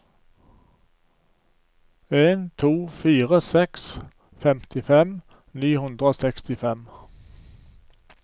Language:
Norwegian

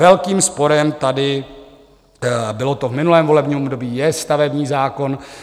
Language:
Czech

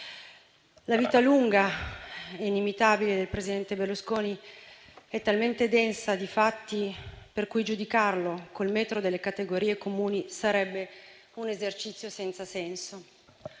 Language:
Italian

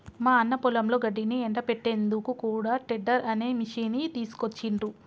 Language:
Telugu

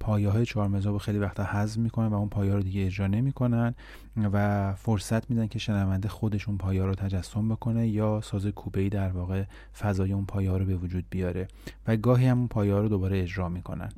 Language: Persian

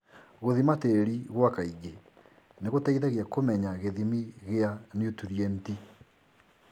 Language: Kikuyu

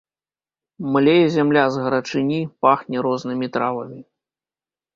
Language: Belarusian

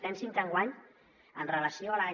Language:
Catalan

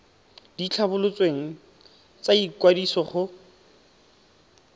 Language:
Tswana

